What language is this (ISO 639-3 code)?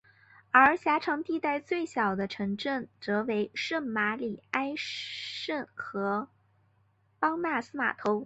zho